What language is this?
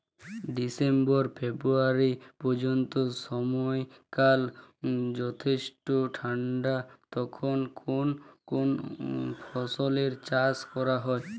Bangla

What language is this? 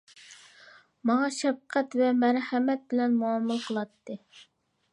Uyghur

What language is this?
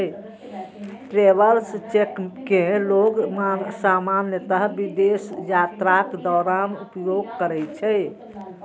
Maithili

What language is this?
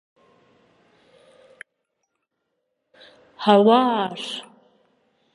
Kurdish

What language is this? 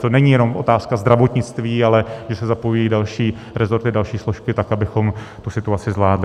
Czech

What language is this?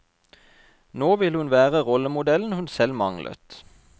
Norwegian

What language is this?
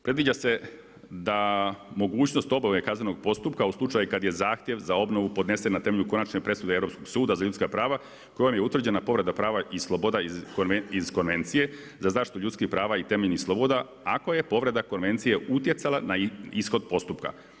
Croatian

